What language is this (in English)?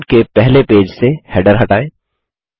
Hindi